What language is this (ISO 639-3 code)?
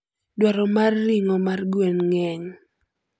luo